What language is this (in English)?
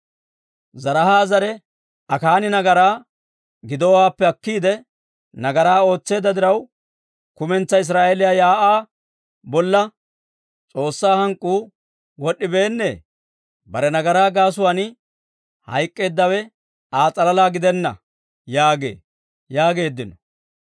Dawro